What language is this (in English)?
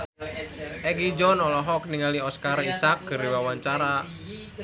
Sundanese